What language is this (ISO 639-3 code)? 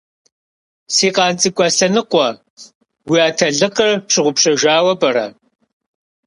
kbd